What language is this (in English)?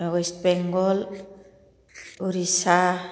Bodo